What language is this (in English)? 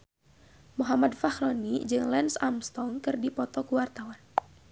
Sundanese